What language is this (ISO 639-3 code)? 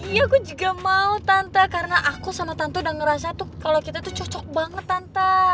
ind